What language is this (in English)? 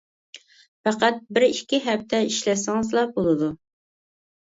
Uyghur